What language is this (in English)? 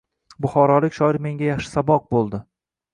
Uzbek